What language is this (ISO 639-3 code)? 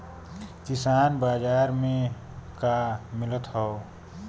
bho